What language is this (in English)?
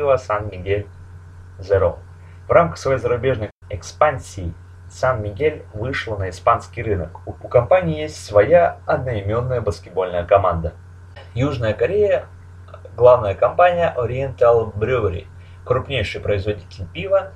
Russian